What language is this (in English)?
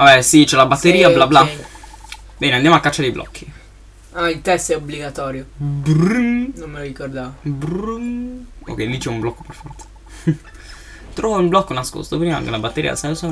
Italian